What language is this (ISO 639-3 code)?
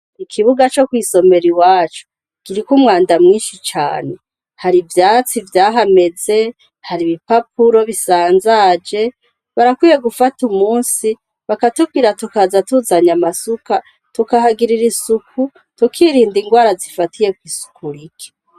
run